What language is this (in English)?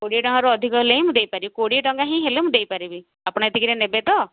Odia